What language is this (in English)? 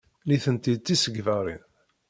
Kabyle